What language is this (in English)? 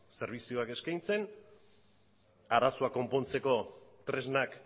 Basque